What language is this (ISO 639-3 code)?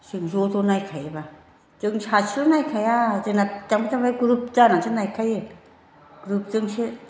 brx